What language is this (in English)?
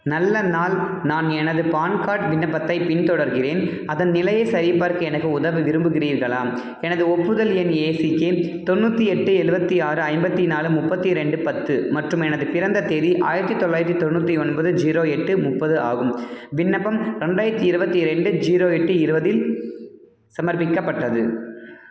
Tamil